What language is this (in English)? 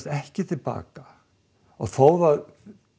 Icelandic